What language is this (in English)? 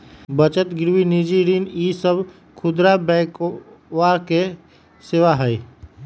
Magahi